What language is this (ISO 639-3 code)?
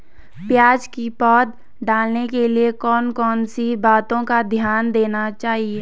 hin